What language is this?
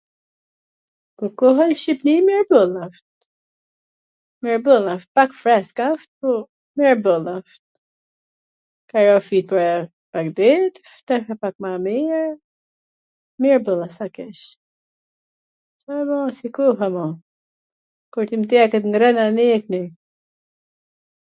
Gheg Albanian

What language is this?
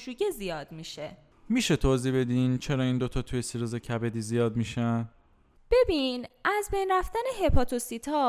Persian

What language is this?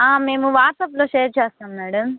Telugu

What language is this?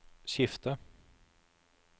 Norwegian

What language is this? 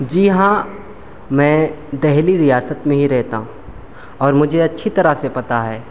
Urdu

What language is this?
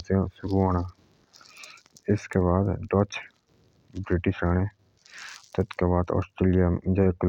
Jaunsari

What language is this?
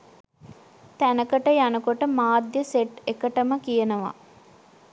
Sinhala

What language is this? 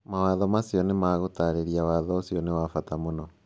Kikuyu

